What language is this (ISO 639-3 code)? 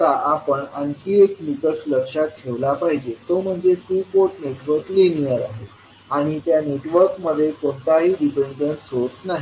mar